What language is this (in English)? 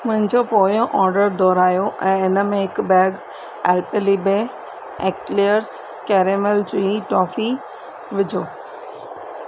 Sindhi